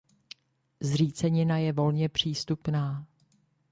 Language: Czech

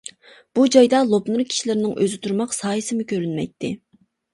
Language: Uyghur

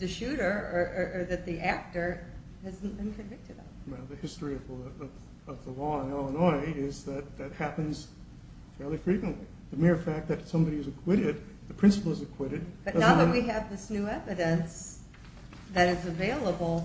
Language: English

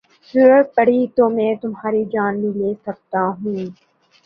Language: Urdu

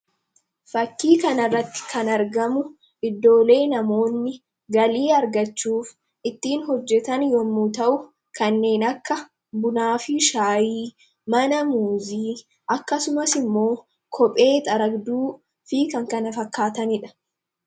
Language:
Oromo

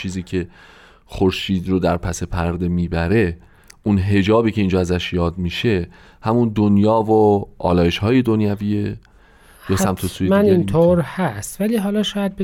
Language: Persian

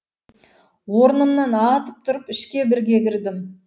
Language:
Kazakh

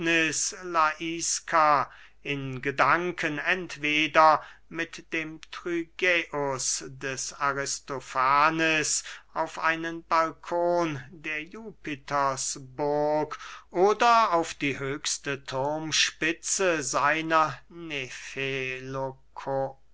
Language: German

